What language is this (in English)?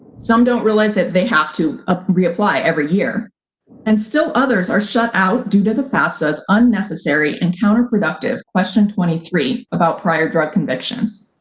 English